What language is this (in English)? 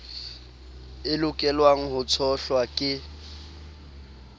Southern Sotho